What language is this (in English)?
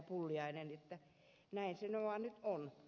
Finnish